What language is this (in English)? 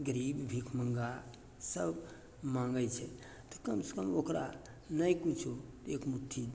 Maithili